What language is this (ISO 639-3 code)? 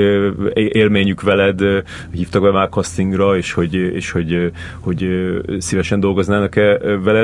hun